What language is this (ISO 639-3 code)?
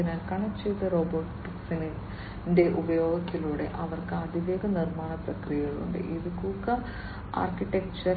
mal